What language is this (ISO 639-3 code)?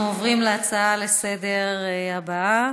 heb